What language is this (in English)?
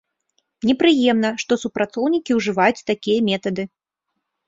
Belarusian